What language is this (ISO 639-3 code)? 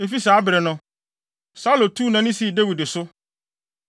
aka